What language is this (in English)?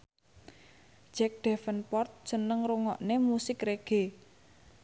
Javanese